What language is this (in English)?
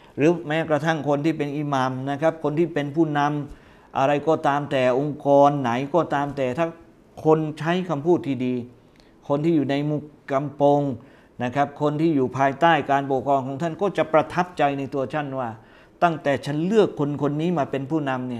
Thai